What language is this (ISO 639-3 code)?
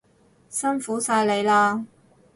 yue